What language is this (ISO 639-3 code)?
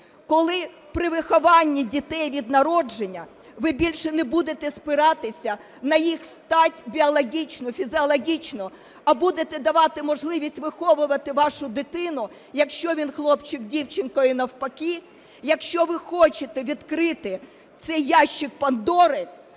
ukr